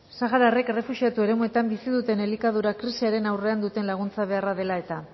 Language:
Basque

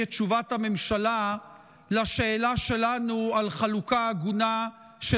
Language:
Hebrew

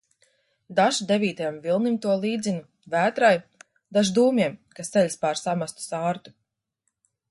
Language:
Latvian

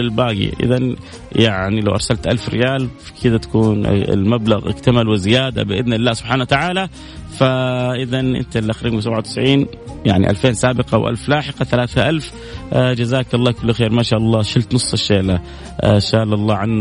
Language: Arabic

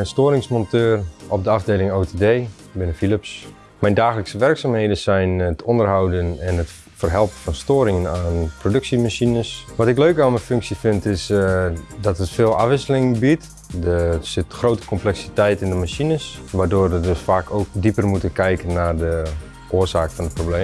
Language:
Dutch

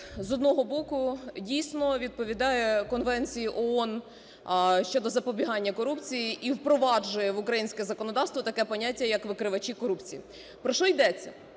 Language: Ukrainian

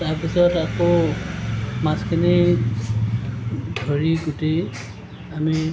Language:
Assamese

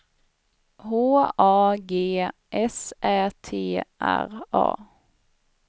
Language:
Swedish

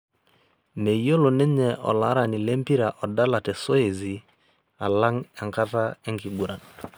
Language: Masai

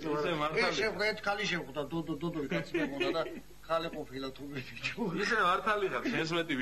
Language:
Greek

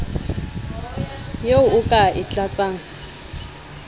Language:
Southern Sotho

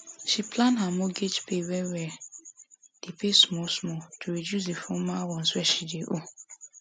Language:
Nigerian Pidgin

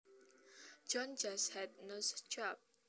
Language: Javanese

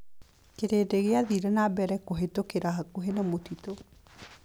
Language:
Kikuyu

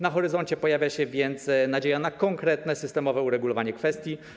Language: Polish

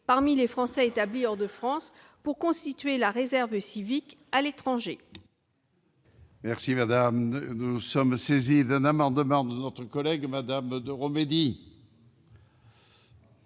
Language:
French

